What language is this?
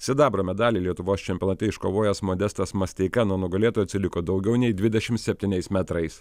Lithuanian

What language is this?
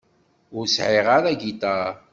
Kabyle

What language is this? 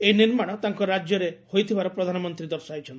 Odia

